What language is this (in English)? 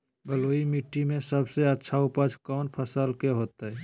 Magahi